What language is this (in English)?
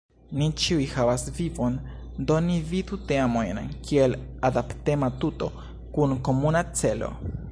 Esperanto